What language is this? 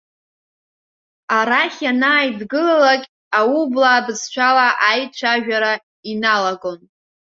Abkhazian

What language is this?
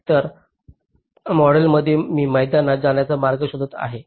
Marathi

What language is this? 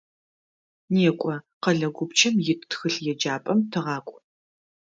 Adyghe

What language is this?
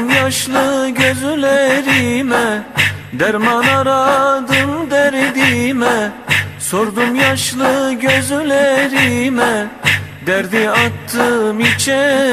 Turkish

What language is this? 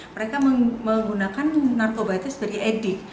Indonesian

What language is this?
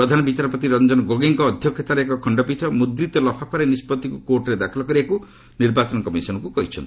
Odia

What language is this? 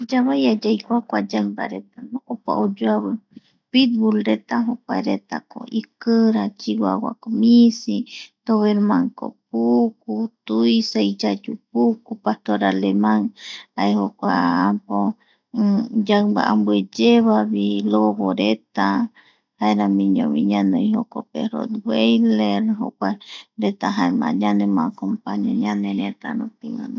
Eastern Bolivian Guaraní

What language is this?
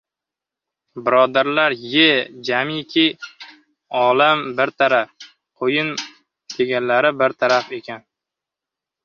Uzbek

